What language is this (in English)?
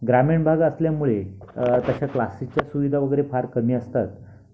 Marathi